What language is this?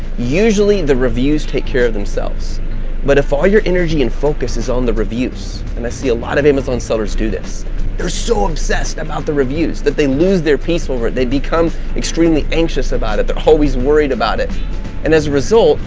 English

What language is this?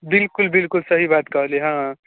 Maithili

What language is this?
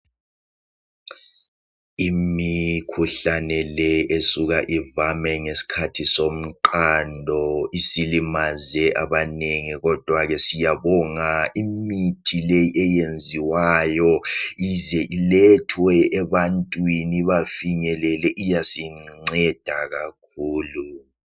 North Ndebele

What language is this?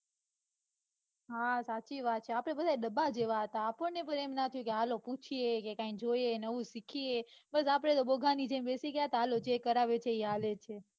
Gujarati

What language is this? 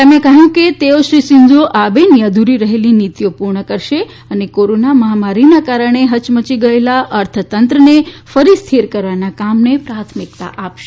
Gujarati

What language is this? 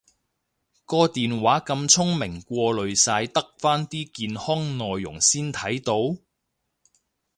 Cantonese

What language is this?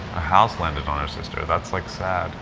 English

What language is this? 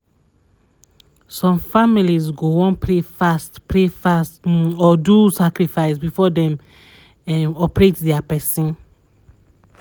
Nigerian Pidgin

